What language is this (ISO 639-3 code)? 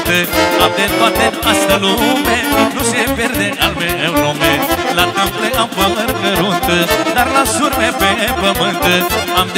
ron